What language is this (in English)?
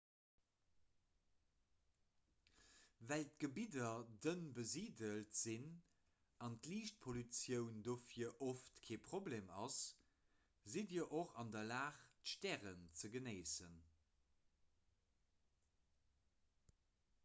Luxembourgish